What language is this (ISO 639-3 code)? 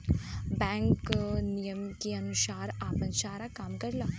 bho